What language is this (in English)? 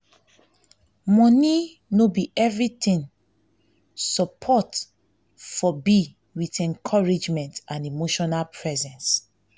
Nigerian Pidgin